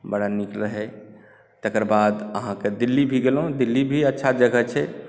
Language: Maithili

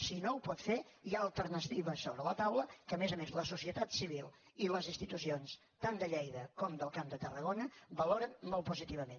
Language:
Catalan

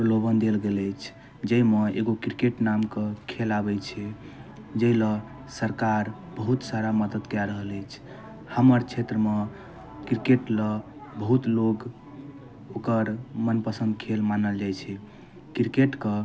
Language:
Maithili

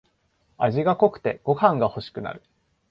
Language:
Japanese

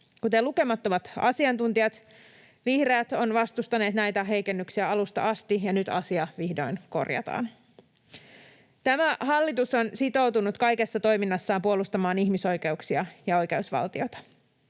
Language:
Finnish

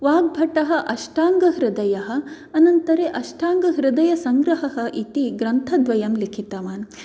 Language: Sanskrit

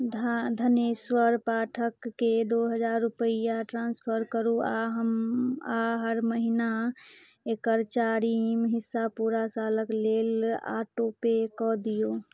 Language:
Maithili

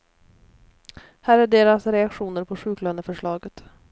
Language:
Swedish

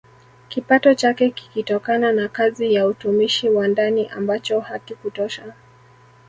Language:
Swahili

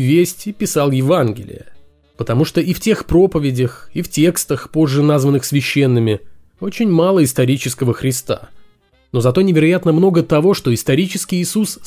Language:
Russian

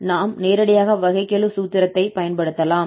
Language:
Tamil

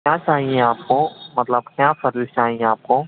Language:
Urdu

